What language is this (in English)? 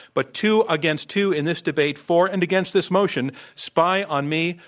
English